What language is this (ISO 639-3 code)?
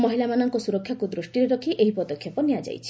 ori